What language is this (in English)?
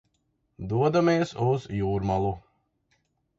Latvian